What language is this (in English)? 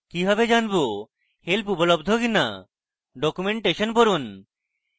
Bangla